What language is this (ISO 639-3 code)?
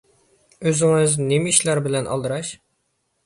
uig